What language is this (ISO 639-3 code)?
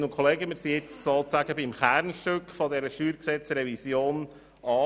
gsw